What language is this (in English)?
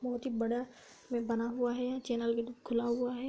Hindi